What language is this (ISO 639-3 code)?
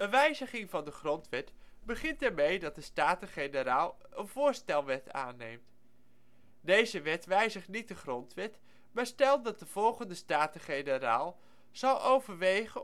nld